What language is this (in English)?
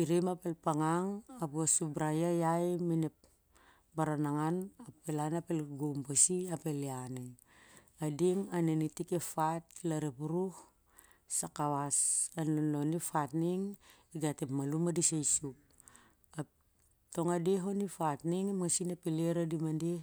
Siar-Lak